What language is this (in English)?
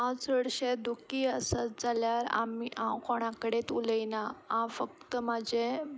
Konkani